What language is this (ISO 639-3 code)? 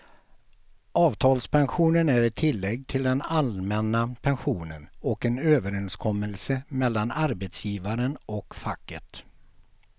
swe